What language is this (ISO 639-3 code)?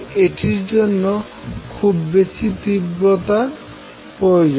ben